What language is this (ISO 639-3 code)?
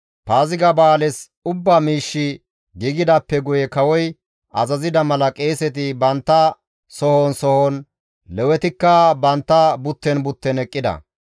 gmv